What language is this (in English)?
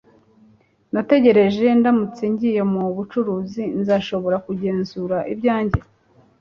Kinyarwanda